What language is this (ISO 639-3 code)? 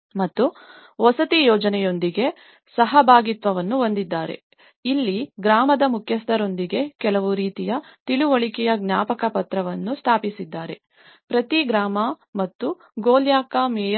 kan